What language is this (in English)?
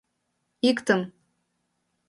Mari